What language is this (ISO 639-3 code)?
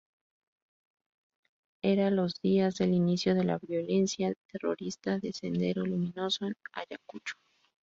spa